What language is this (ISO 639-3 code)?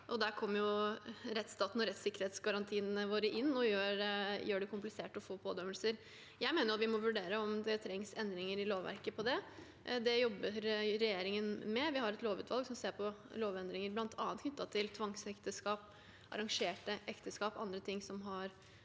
nor